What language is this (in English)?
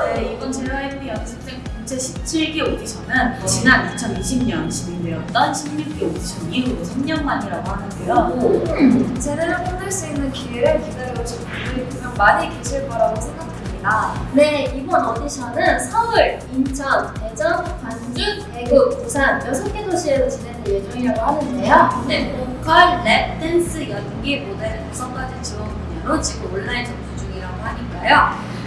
Korean